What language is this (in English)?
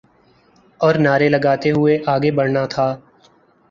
Urdu